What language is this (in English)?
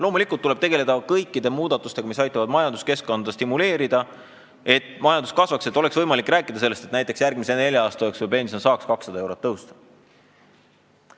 Estonian